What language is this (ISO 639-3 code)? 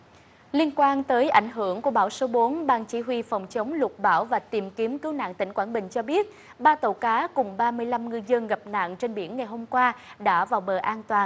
vie